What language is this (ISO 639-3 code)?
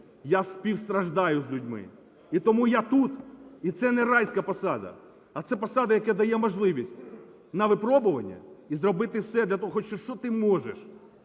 ukr